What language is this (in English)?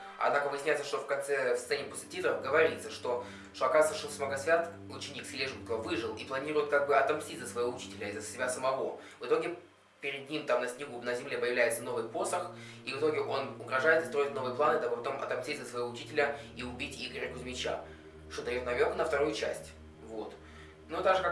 Russian